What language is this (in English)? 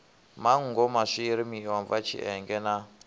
Venda